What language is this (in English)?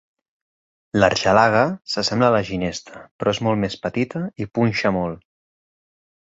Catalan